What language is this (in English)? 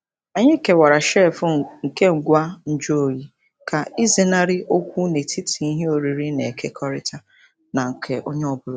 Igbo